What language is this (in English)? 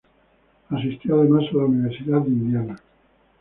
Spanish